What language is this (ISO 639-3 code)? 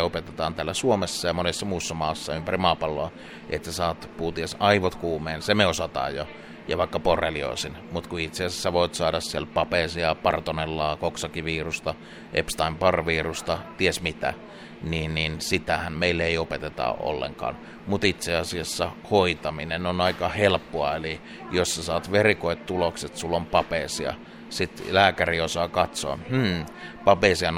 fin